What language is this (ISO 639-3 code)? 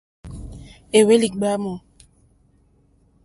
bri